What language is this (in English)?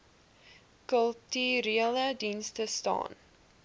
Afrikaans